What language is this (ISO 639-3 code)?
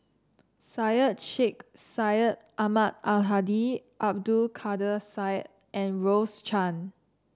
eng